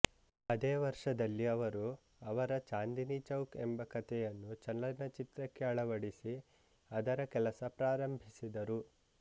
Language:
Kannada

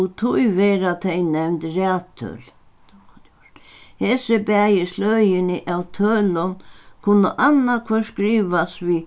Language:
Faroese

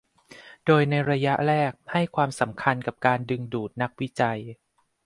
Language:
Thai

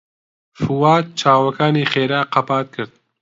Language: Central Kurdish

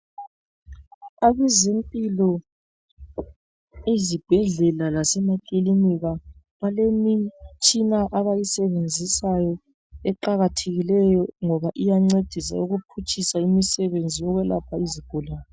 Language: North Ndebele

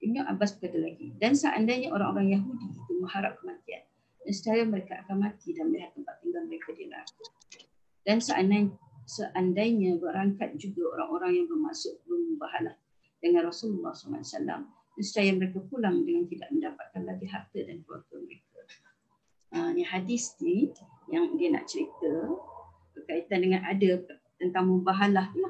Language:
Malay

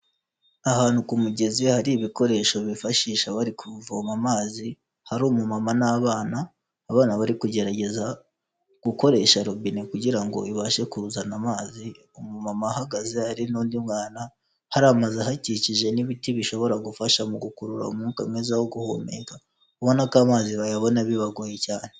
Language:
Kinyarwanda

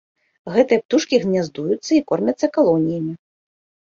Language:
Belarusian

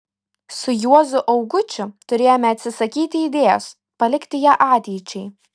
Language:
Lithuanian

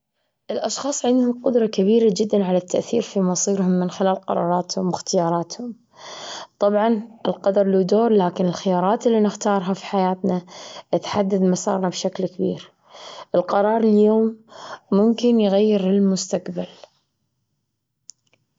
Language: Gulf Arabic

